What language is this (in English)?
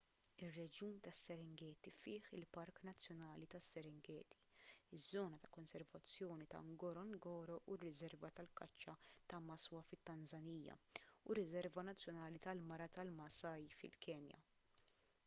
Maltese